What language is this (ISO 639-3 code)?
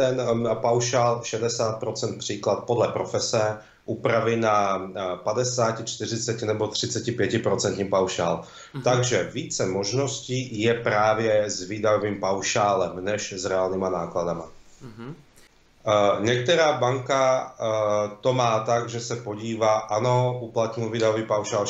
ces